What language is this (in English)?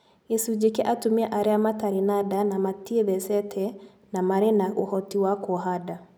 Kikuyu